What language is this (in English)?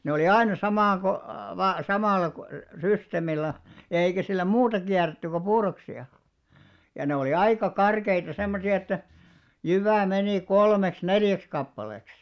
Finnish